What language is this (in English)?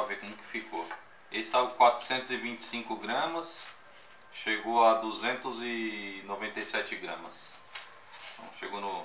Portuguese